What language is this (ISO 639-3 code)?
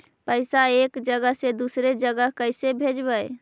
mag